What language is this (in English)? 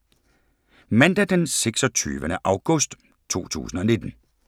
Danish